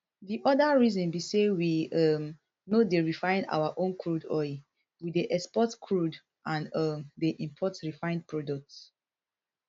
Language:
Nigerian Pidgin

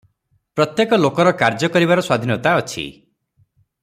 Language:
Odia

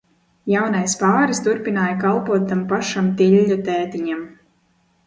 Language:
Latvian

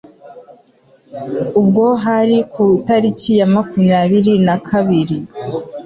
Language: Kinyarwanda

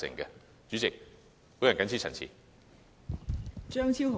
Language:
Cantonese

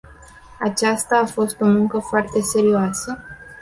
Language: Romanian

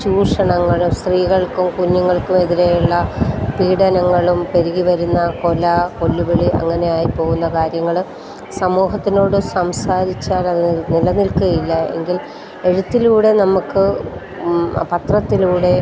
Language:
Malayalam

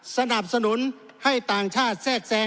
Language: Thai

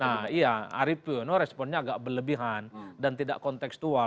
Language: Indonesian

